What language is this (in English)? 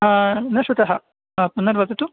Sanskrit